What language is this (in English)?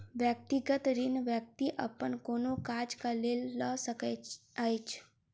Maithili